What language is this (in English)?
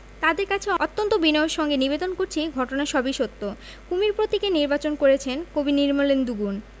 Bangla